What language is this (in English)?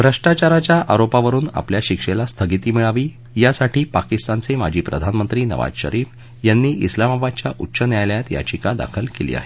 Marathi